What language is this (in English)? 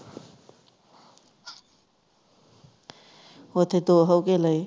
Punjabi